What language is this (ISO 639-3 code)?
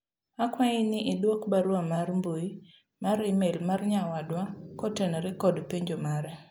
luo